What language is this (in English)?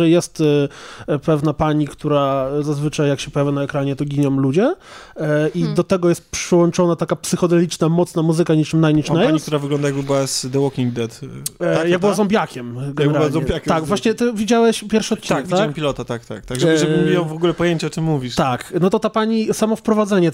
Polish